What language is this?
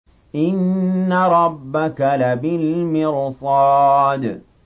Arabic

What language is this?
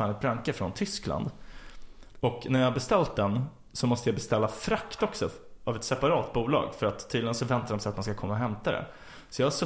Swedish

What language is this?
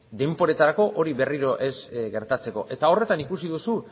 Basque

